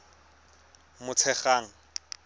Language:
Tswana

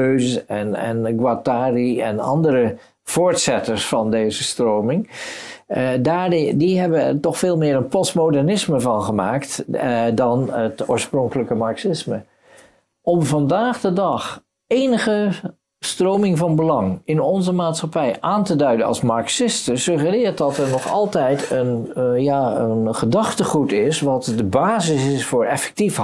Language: Dutch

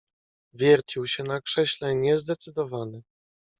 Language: Polish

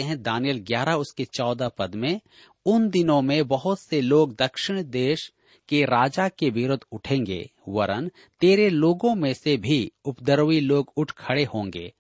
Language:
Hindi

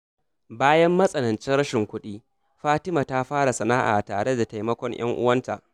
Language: Hausa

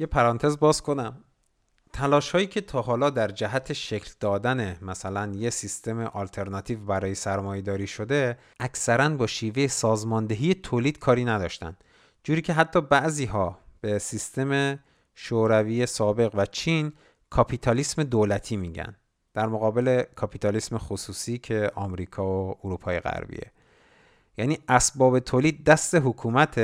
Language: Persian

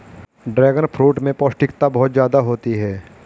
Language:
Hindi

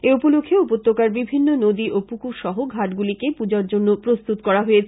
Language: Bangla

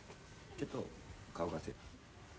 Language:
Japanese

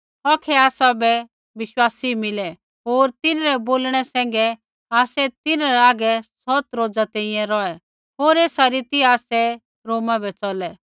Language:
Kullu Pahari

